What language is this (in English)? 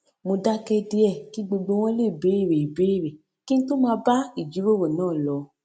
Yoruba